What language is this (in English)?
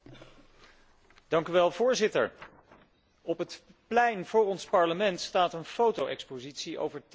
Dutch